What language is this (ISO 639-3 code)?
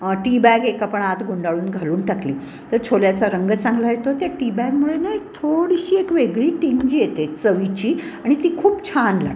mar